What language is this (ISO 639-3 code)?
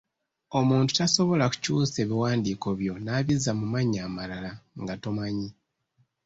lug